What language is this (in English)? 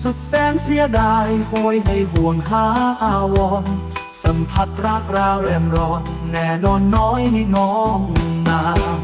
Thai